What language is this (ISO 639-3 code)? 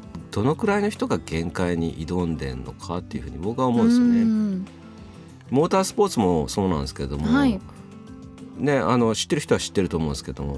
jpn